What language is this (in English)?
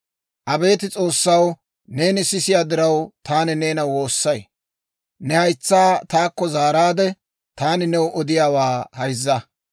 Dawro